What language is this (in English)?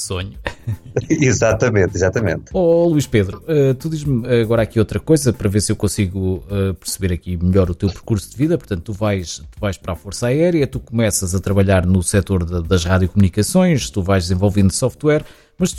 Portuguese